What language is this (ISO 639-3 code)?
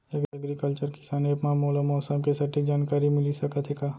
hne